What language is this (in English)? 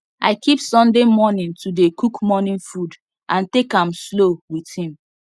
Nigerian Pidgin